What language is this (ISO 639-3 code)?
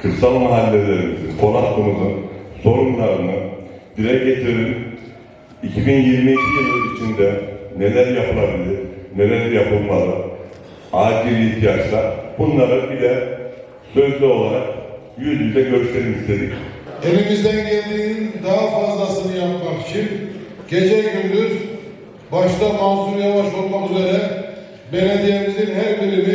tur